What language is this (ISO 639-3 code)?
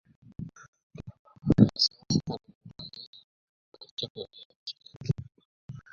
uzb